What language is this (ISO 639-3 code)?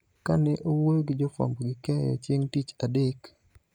luo